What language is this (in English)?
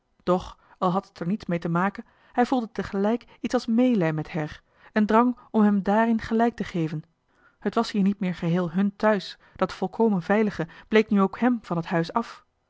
Dutch